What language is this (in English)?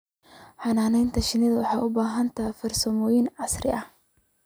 Somali